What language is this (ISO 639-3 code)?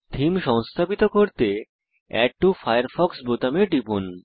ben